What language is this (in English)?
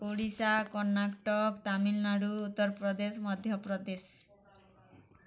Odia